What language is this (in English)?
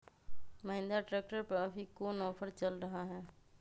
Magahi